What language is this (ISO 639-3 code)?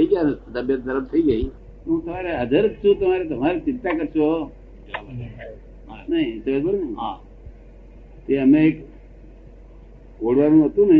guj